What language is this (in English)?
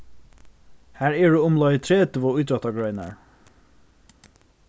Faroese